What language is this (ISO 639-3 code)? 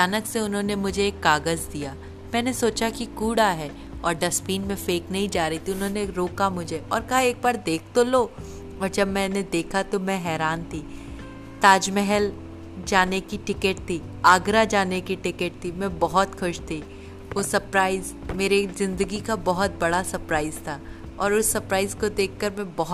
hin